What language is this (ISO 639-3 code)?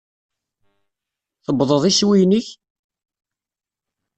kab